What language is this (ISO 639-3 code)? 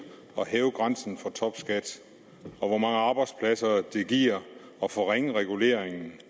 dan